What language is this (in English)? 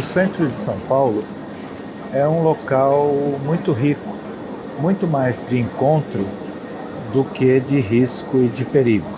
Portuguese